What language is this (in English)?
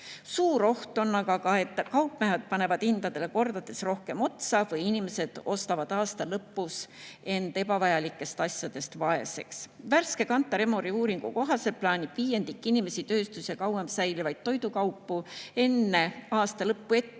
Estonian